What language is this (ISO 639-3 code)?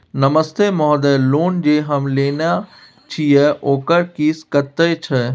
mai